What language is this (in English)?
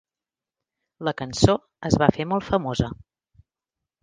Catalan